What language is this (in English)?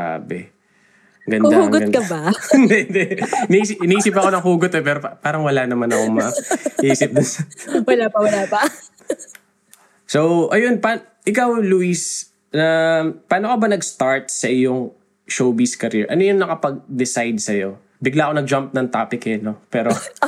Filipino